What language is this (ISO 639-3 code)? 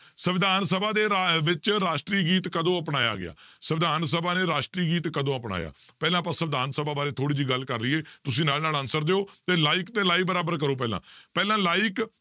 pan